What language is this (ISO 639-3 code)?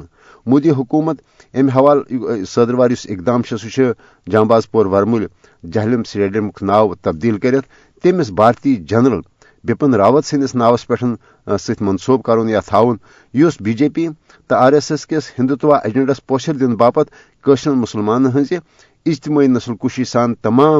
urd